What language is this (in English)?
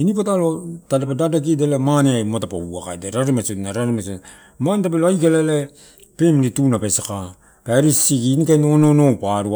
Torau